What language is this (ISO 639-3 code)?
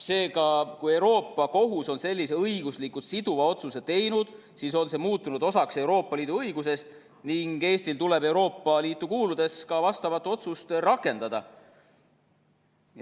est